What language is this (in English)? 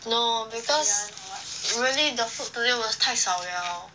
English